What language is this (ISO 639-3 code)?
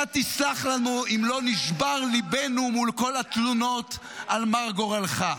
heb